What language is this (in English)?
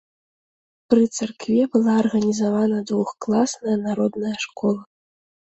Belarusian